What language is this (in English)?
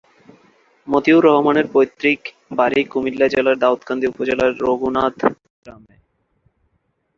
Bangla